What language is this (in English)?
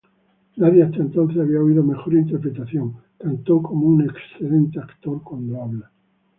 Spanish